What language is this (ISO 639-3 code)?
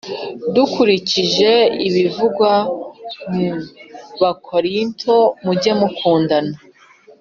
kin